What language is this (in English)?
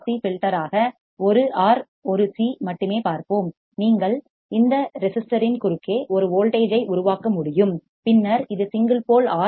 Tamil